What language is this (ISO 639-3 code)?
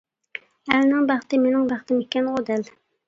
uig